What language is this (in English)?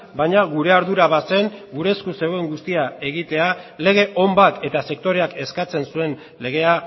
Basque